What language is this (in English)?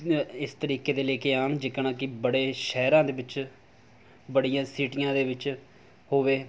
Punjabi